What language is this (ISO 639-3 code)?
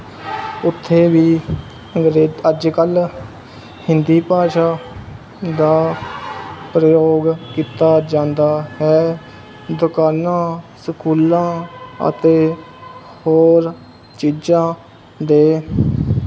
pan